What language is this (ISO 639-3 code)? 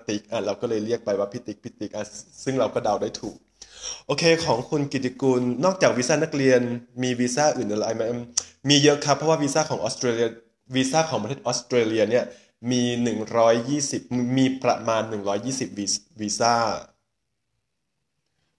tha